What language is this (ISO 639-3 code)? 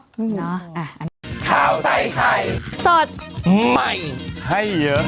tha